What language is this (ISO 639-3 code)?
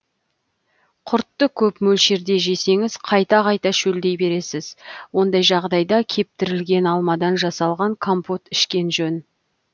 kaz